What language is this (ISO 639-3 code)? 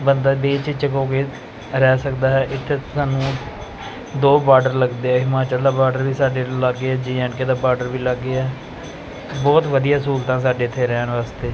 pan